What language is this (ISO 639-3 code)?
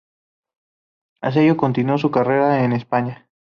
spa